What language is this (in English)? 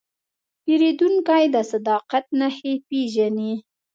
Pashto